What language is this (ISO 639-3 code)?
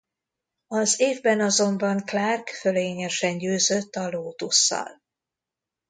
hun